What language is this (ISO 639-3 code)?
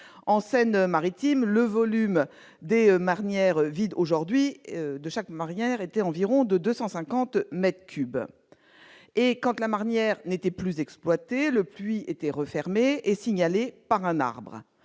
fra